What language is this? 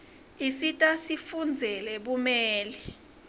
Swati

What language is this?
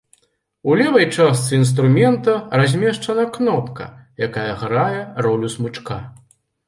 Belarusian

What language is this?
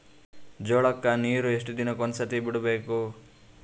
Kannada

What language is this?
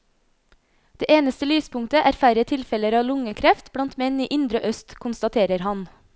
Norwegian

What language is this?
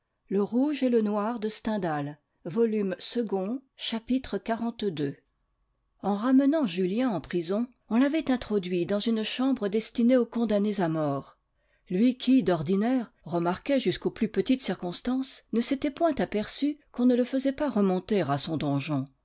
French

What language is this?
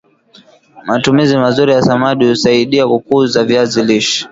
Swahili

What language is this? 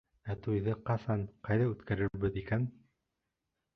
Bashkir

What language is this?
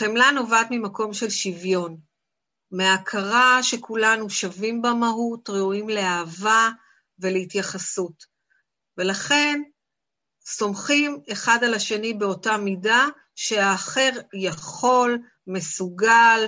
Hebrew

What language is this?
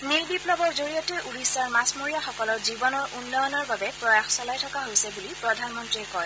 Assamese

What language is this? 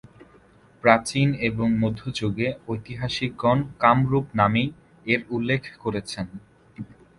Bangla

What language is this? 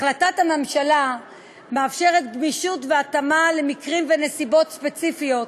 Hebrew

